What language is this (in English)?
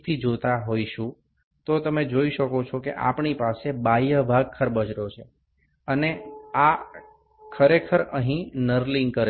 Bangla